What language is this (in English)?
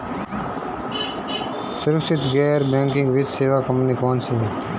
Hindi